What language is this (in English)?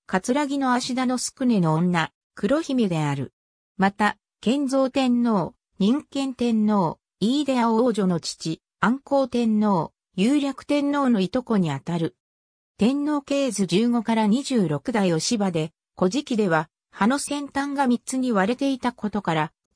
Japanese